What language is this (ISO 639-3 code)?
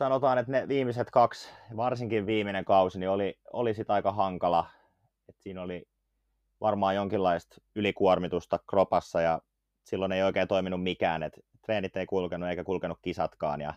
fin